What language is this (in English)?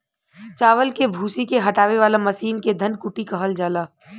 Bhojpuri